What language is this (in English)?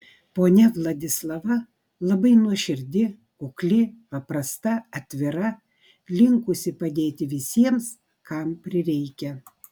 Lithuanian